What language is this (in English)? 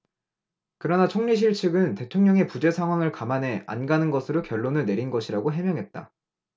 Korean